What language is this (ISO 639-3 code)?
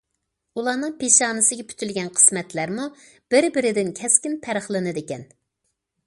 uig